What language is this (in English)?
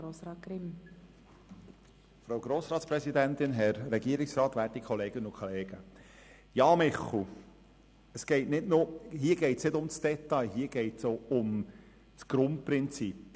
Swiss German